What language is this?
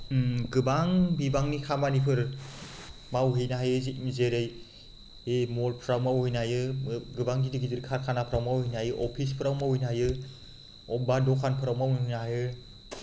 Bodo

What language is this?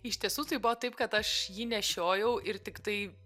Lithuanian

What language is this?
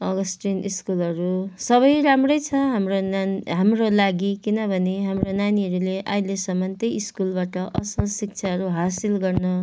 Nepali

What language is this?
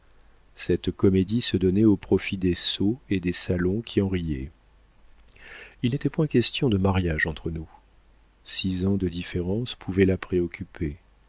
French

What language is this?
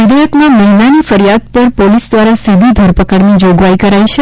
Gujarati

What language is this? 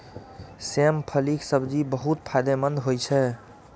Maithili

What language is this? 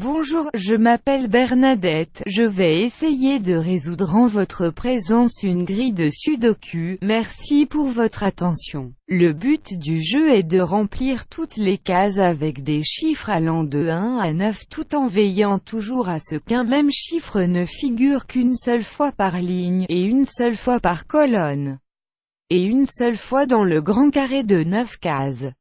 French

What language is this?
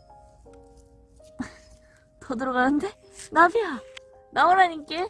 Korean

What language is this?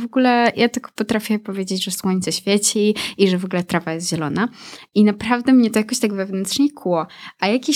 Polish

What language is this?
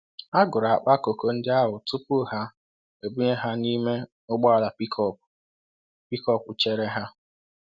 Igbo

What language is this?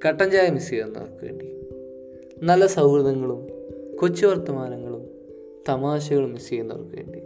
Malayalam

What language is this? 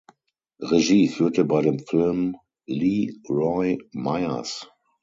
German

